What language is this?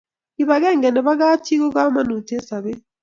Kalenjin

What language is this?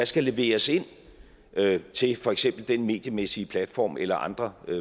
Danish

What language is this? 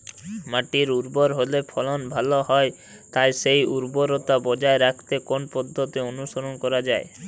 Bangla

